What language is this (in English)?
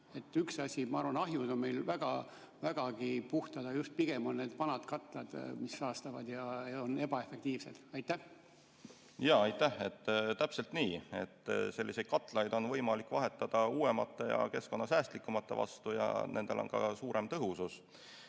Estonian